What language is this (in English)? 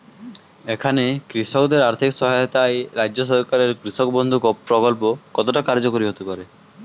Bangla